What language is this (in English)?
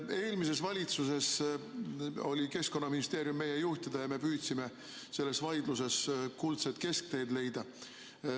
Estonian